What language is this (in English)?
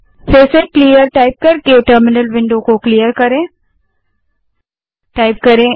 Hindi